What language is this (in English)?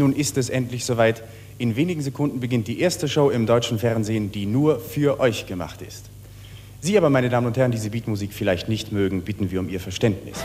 German